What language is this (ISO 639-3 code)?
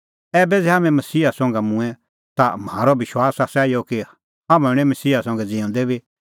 kfx